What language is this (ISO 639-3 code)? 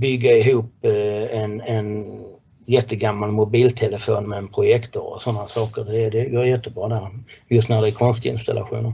swe